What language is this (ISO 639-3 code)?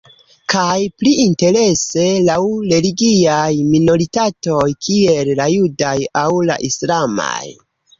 epo